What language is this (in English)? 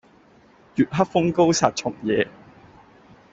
Cantonese